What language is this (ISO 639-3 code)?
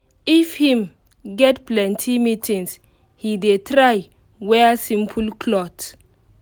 pcm